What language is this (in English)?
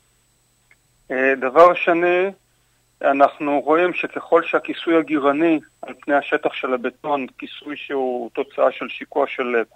Hebrew